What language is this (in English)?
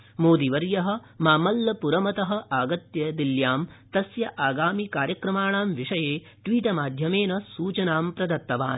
Sanskrit